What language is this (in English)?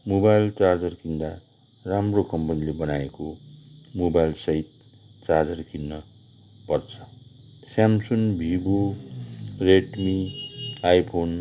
Nepali